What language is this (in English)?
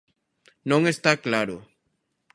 Galician